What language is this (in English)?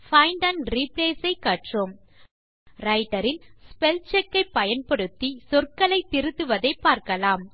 Tamil